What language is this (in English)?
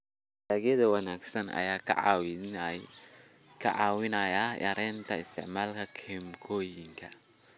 Somali